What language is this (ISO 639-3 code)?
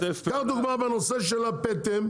heb